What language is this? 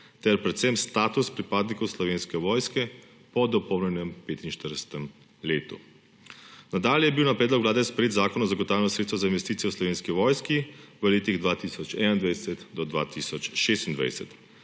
Slovenian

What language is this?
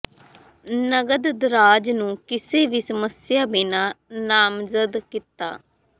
Punjabi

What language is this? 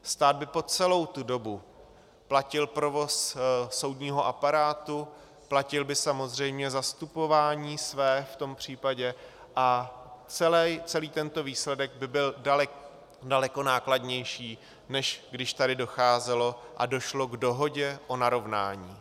Czech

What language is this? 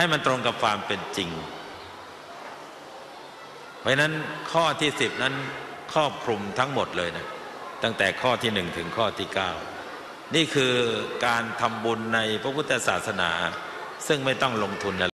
Thai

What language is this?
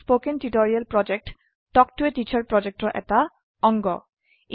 Assamese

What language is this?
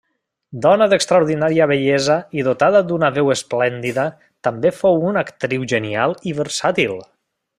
Catalan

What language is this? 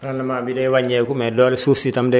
Wolof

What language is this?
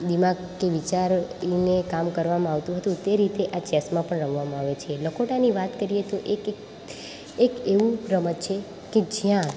Gujarati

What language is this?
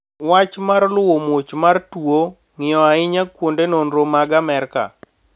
Luo (Kenya and Tanzania)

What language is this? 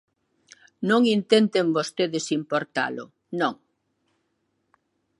Galician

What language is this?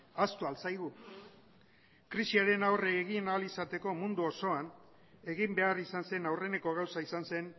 Basque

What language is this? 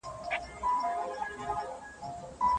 Pashto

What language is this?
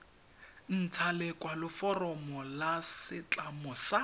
Tswana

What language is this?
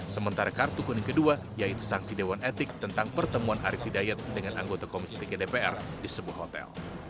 Indonesian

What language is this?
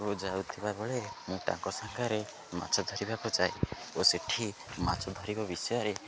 Odia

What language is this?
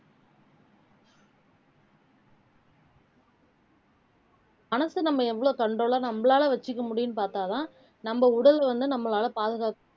Tamil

